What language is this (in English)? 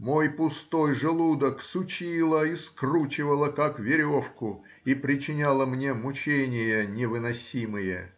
Russian